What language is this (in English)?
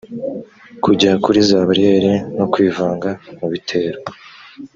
Kinyarwanda